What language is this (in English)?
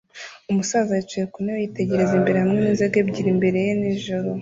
Kinyarwanda